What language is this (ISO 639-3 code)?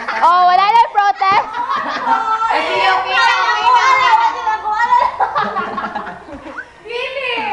vie